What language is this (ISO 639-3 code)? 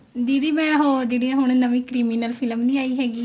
pan